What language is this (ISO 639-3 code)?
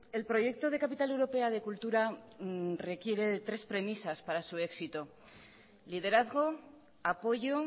spa